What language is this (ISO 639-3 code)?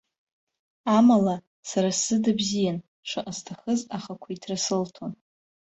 abk